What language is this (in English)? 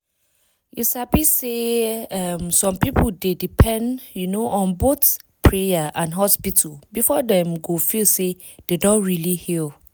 Nigerian Pidgin